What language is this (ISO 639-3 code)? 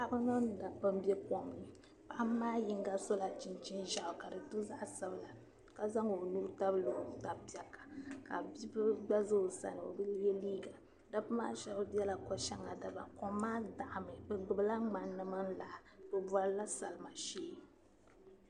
dag